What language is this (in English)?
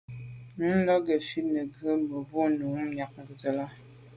Medumba